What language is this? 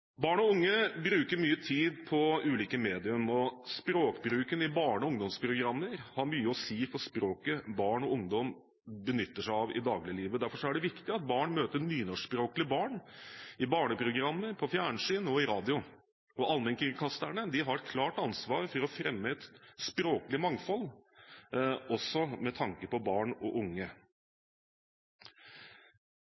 Norwegian Bokmål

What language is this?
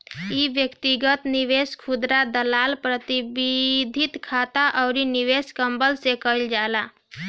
Bhojpuri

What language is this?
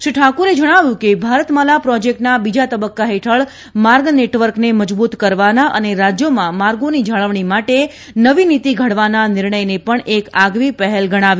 Gujarati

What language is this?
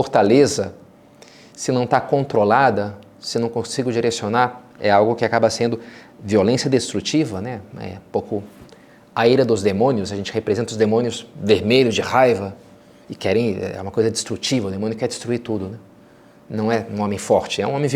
Portuguese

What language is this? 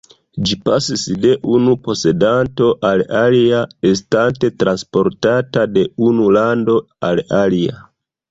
Esperanto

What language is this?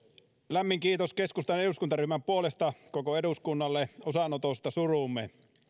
Finnish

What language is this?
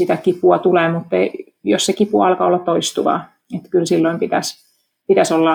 Finnish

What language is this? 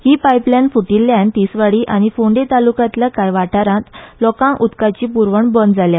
Konkani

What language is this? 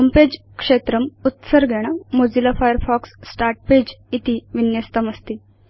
Sanskrit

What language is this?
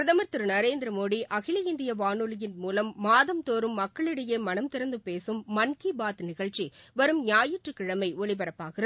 Tamil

